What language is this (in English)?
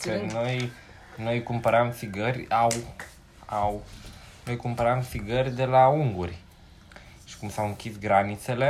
Romanian